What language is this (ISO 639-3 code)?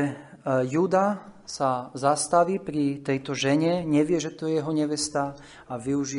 slk